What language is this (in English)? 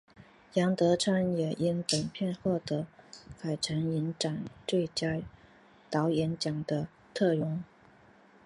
Chinese